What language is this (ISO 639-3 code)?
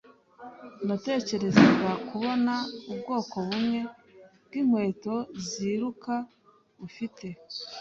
kin